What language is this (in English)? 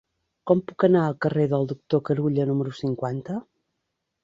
Catalan